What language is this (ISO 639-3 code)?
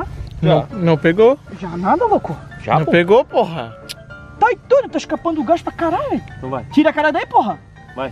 por